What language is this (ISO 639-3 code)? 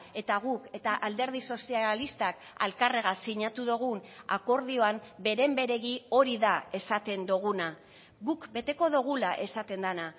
eus